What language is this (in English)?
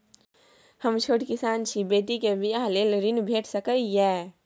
Maithili